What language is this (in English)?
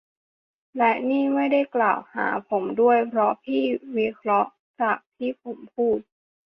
Thai